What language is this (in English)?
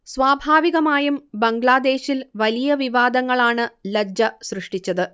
Malayalam